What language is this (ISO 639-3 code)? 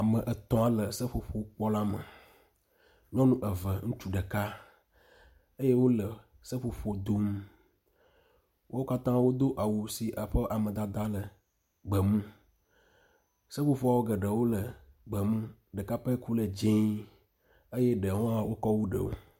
ewe